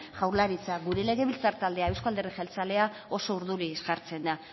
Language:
Basque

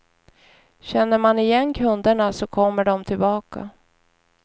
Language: Swedish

